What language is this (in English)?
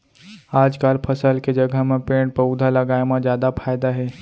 Chhattisgarhi